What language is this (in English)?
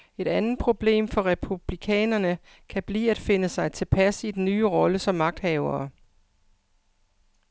Danish